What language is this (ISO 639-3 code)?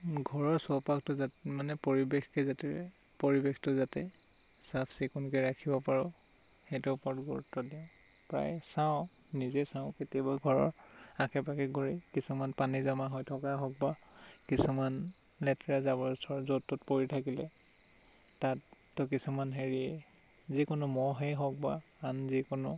asm